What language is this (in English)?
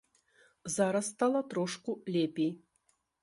Belarusian